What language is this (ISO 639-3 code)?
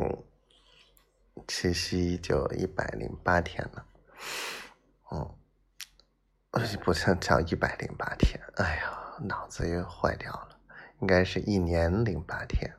zho